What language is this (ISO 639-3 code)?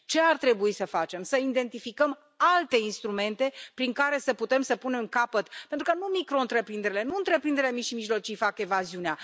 ron